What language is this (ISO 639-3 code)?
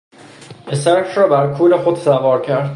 fas